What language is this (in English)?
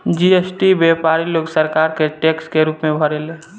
Bhojpuri